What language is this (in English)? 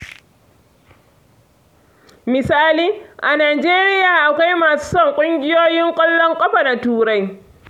Hausa